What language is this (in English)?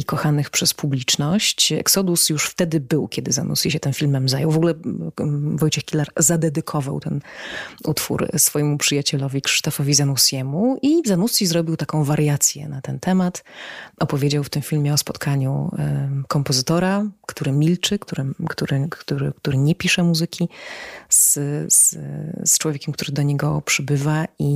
Polish